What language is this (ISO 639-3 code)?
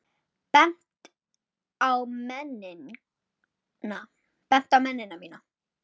isl